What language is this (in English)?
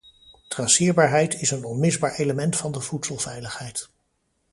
Dutch